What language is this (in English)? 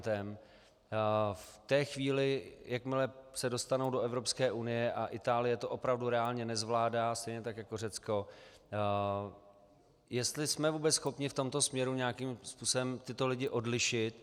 Czech